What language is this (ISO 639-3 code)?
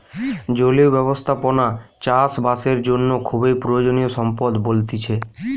ben